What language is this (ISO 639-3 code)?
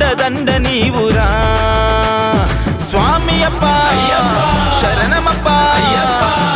tel